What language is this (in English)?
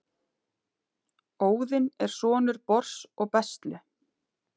Icelandic